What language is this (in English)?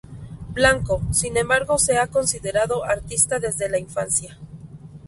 Spanish